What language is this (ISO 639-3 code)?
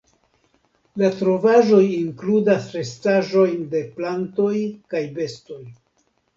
epo